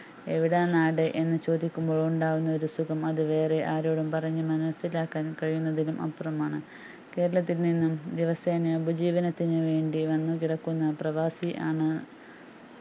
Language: Malayalam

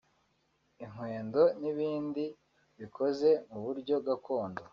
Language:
Kinyarwanda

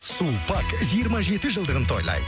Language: Kazakh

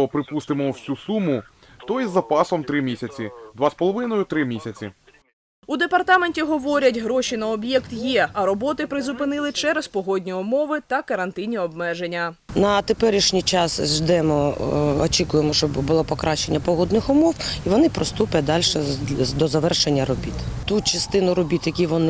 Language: Ukrainian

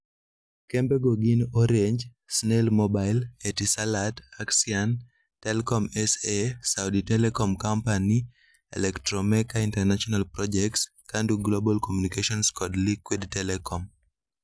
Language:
Luo (Kenya and Tanzania)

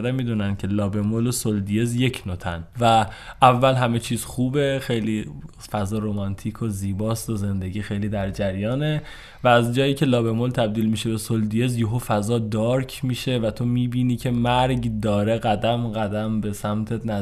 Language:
Persian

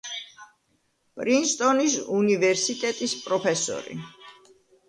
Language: Georgian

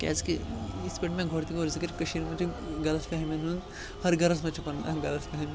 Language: Kashmiri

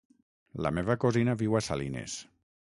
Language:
Catalan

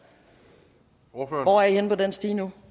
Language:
Danish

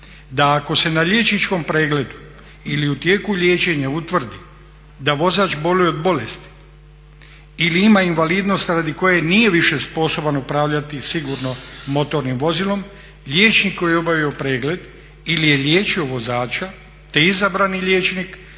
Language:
Croatian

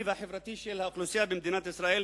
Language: Hebrew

